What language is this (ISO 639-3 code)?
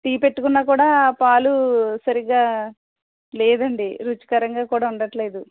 tel